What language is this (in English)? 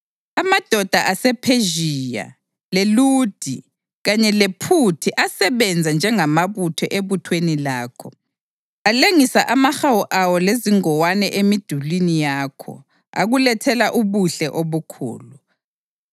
North Ndebele